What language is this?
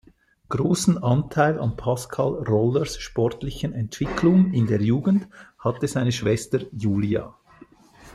German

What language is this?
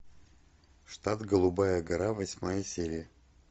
Russian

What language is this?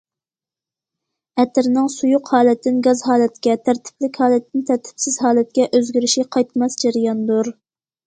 Uyghur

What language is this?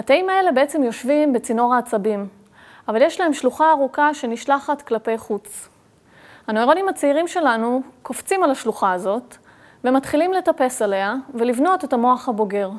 Hebrew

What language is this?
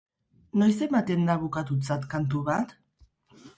Basque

